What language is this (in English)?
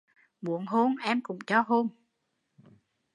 Vietnamese